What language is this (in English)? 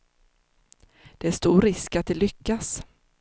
Swedish